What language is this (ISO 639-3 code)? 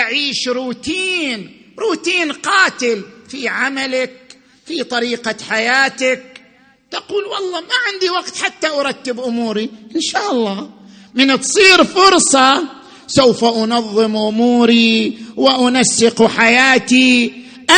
ara